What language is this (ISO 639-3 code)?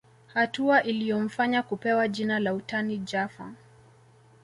swa